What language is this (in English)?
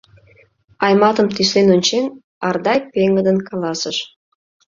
Mari